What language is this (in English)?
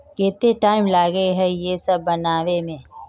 Magahi